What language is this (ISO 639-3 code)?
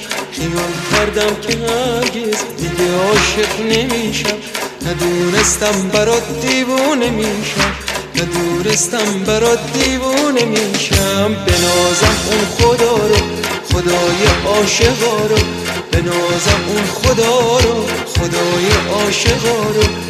fas